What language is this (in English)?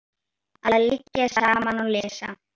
Icelandic